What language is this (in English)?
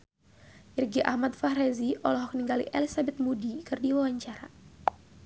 Sundanese